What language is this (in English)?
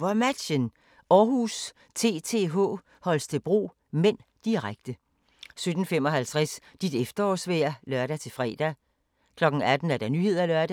Danish